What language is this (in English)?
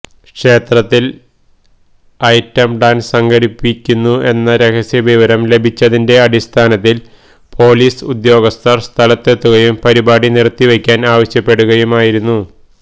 Malayalam